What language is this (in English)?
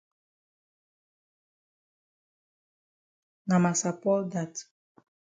Cameroon Pidgin